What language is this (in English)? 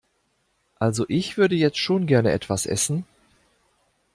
German